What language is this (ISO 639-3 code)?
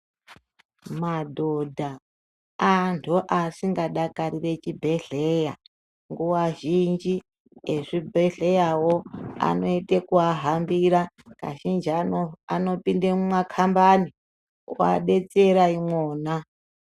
ndc